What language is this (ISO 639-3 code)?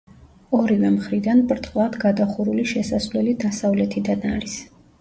kat